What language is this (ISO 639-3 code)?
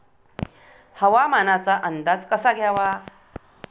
mar